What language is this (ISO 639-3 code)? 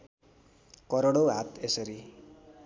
nep